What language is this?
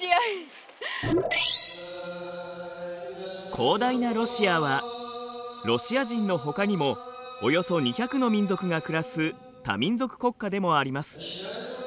Japanese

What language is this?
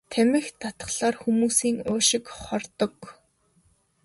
Mongolian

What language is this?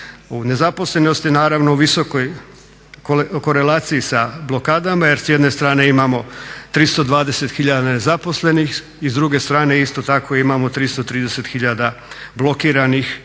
Croatian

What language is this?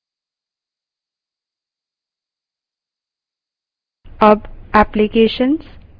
Hindi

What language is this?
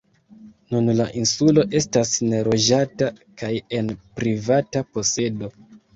Esperanto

